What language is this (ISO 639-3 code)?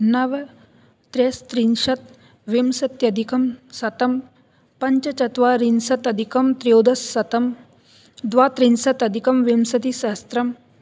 san